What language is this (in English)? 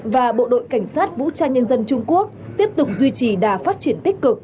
Vietnamese